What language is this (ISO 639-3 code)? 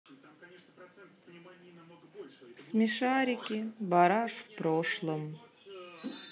rus